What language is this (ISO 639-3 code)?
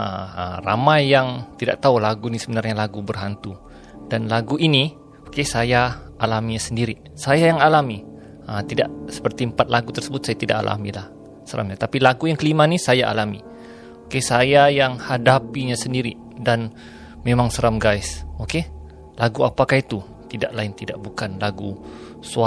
msa